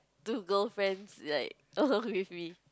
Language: English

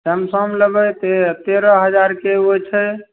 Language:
Maithili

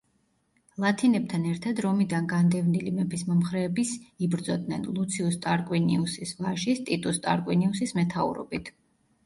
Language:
Georgian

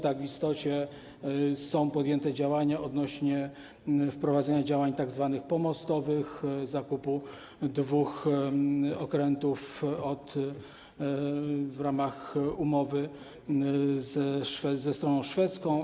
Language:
Polish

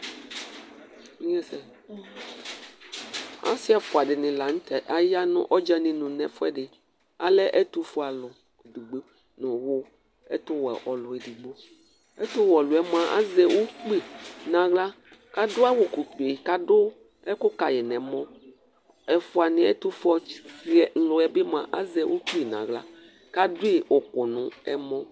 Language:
Ikposo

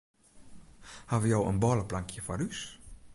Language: Western Frisian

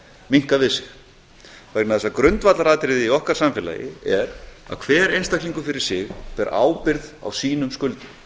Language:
Icelandic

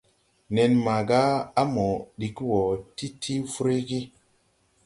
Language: Tupuri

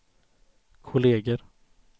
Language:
Swedish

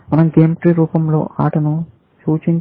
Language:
Telugu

